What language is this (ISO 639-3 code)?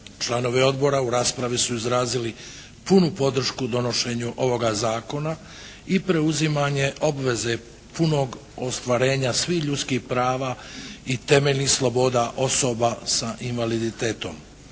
hrv